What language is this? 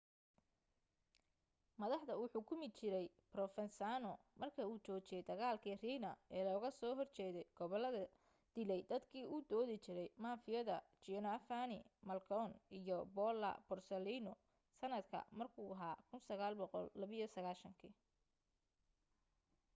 Somali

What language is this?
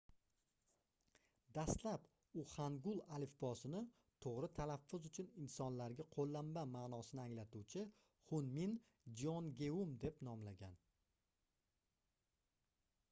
Uzbek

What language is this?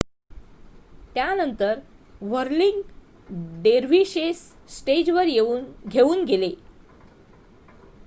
Marathi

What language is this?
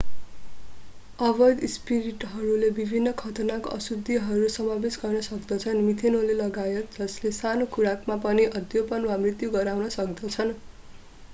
Nepali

